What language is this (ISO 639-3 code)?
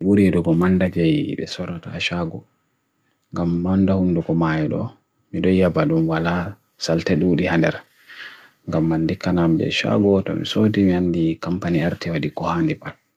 fui